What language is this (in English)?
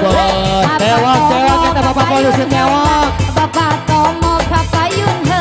Indonesian